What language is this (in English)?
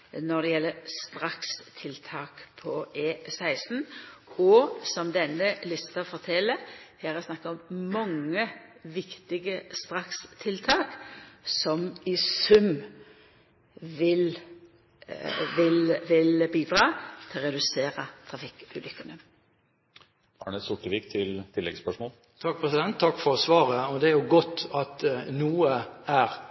Norwegian